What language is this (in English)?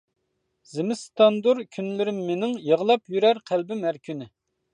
Uyghur